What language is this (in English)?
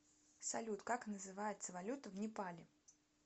Russian